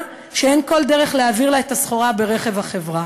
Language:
Hebrew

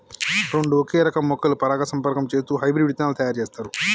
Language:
Telugu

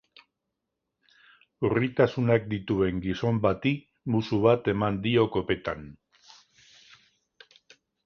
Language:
Basque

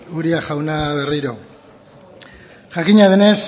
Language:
Basque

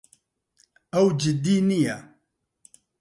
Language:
Central Kurdish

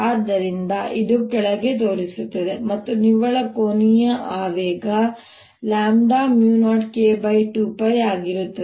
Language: Kannada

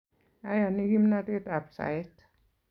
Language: Kalenjin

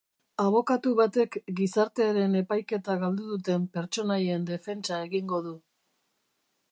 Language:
Basque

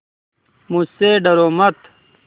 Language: Hindi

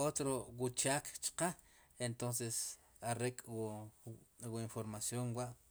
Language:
Sipacapense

